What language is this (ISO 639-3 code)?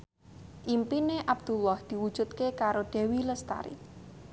jav